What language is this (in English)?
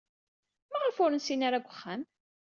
Kabyle